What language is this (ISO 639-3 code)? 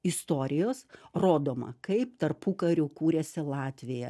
lit